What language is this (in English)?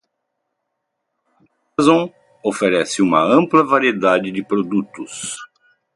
Portuguese